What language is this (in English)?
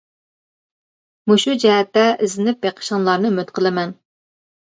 Uyghur